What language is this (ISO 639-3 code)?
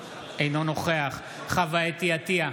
heb